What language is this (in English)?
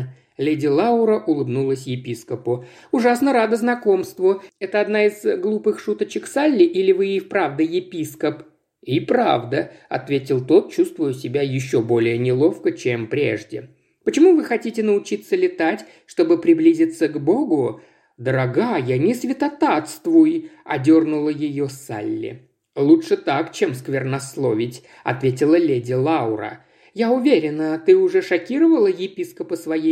Russian